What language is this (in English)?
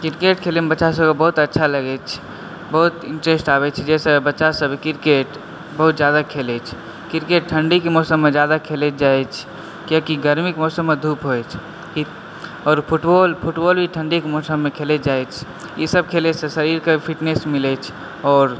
Maithili